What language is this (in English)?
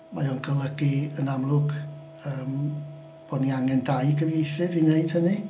Welsh